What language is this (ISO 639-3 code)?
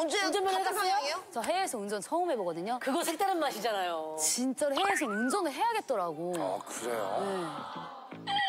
kor